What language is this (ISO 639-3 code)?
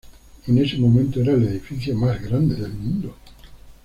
spa